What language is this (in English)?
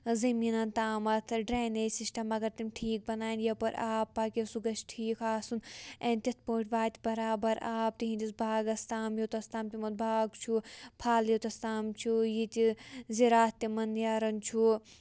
Kashmiri